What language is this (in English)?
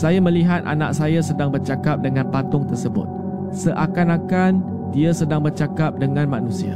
Malay